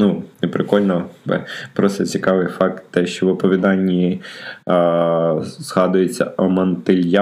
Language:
Ukrainian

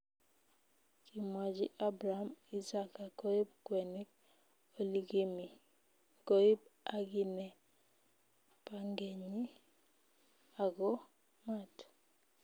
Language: Kalenjin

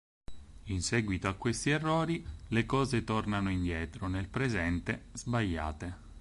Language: Italian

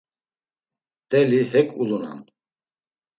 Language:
Laz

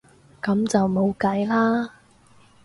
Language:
Cantonese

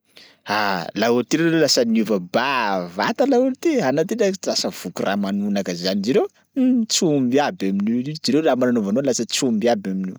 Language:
Sakalava Malagasy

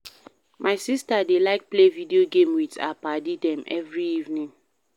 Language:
Nigerian Pidgin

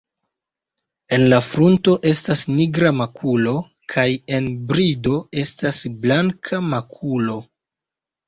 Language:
Esperanto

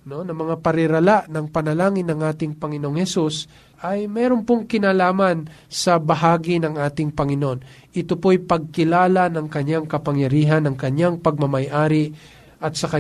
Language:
Filipino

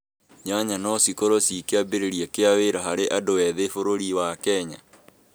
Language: Kikuyu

